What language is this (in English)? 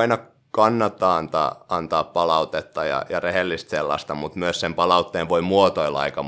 Finnish